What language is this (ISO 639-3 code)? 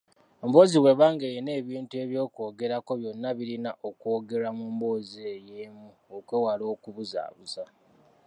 lug